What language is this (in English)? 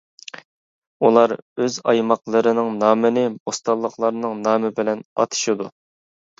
Uyghur